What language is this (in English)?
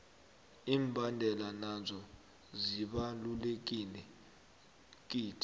South Ndebele